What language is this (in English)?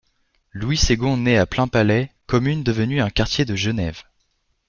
French